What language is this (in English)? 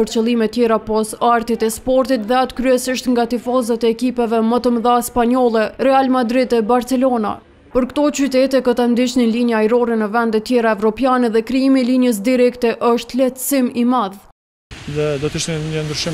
Romanian